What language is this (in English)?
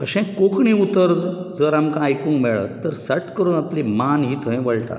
Konkani